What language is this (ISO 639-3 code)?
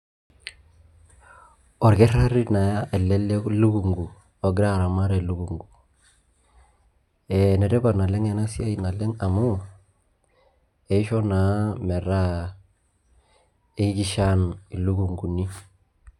mas